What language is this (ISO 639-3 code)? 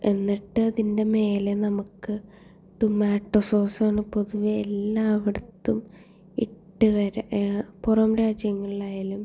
mal